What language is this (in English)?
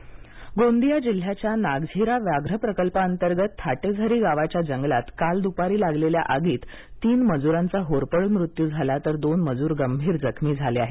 Marathi